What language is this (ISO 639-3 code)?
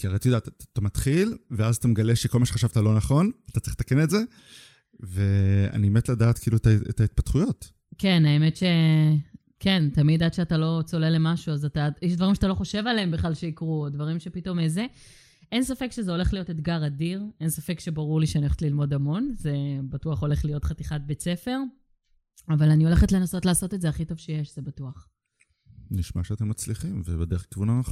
heb